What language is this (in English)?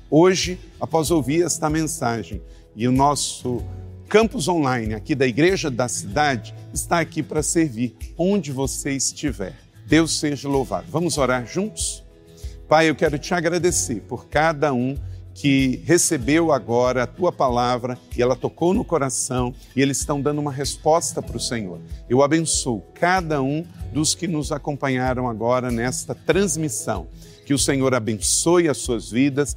Portuguese